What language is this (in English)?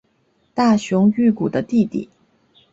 Chinese